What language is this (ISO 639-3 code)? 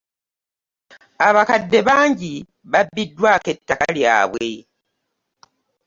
lug